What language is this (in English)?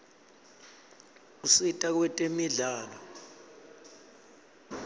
Swati